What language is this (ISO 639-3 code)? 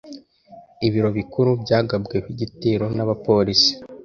kin